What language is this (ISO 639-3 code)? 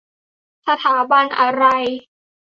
tha